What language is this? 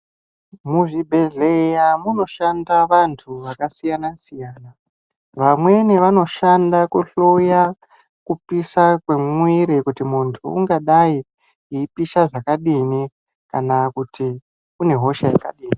Ndau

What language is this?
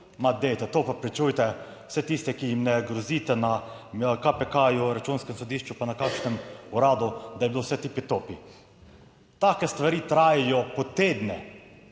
Slovenian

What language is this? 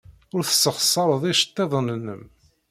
Kabyle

